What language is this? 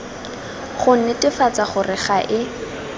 Tswana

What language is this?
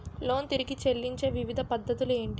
Telugu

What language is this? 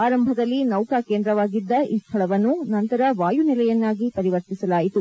Kannada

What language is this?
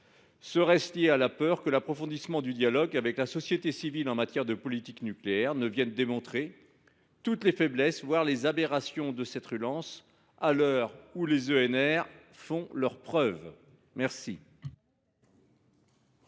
French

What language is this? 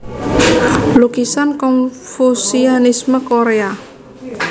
Javanese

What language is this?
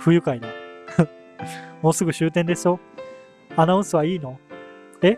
Japanese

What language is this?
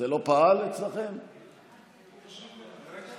Hebrew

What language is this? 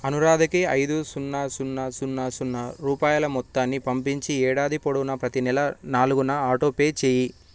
Telugu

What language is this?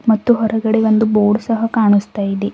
Kannada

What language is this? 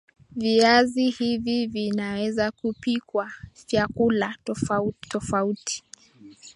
Swahili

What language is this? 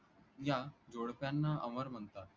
Marathi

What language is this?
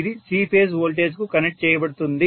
Telugu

